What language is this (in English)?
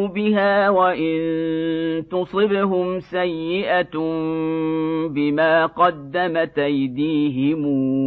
Arabic